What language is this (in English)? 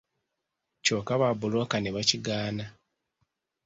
Ganda